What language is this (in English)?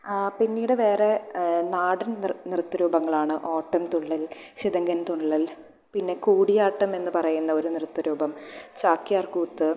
Malayalam